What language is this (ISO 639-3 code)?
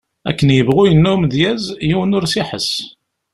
kab